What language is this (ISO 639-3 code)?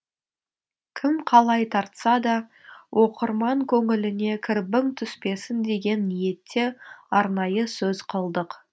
kaz